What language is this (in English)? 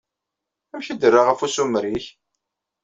Kabyle